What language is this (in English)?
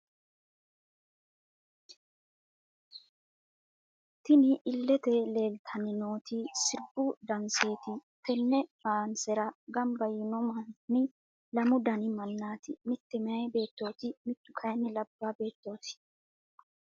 Sidamo